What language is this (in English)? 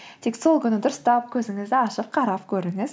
Kazakh